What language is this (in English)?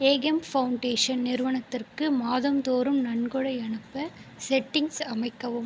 Tamil